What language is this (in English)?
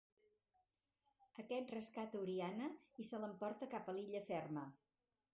Catalan